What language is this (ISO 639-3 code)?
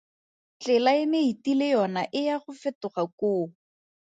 tsn